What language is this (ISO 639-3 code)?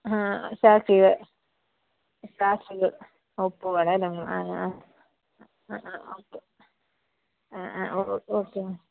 mal